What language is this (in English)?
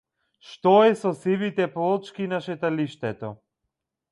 Macedonian